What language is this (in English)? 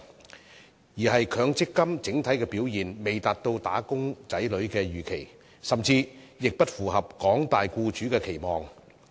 Cantonese